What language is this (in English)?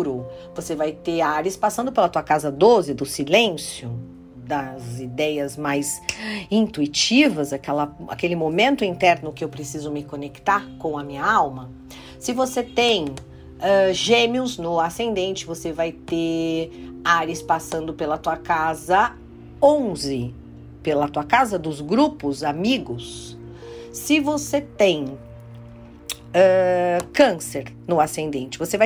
Portuguese